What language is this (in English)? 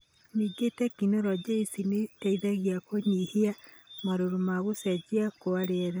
Kikuyu